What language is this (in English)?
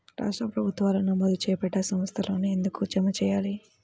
Telugu